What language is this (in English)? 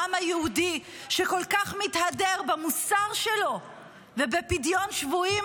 Hebrew